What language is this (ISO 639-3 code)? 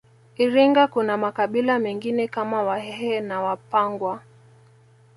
swa